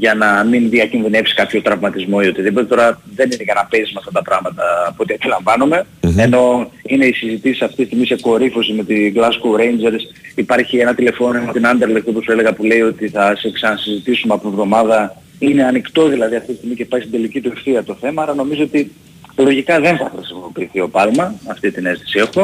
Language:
Greek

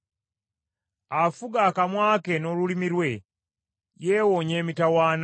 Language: Ganda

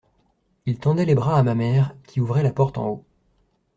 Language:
French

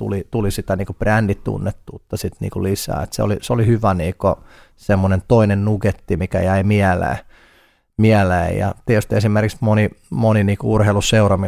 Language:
Finnish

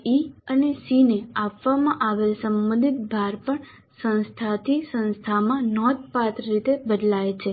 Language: Gujarati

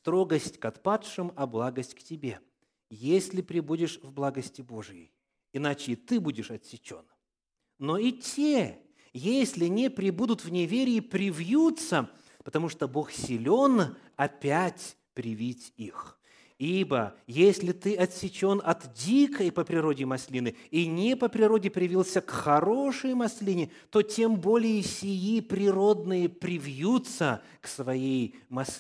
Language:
Russian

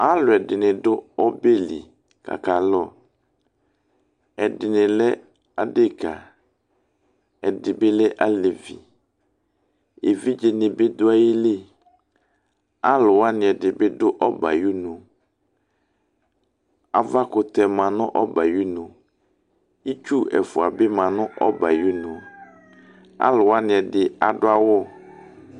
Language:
Ikposo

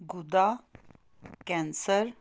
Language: Punjabi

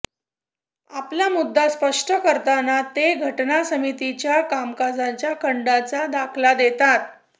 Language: Marathi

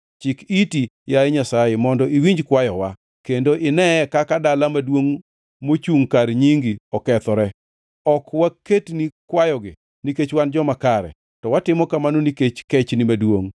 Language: Luo (Kenya and Tanzania)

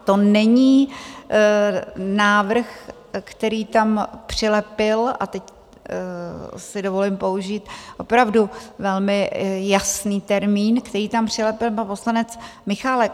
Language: Czech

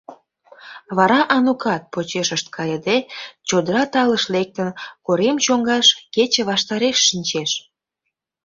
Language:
Mari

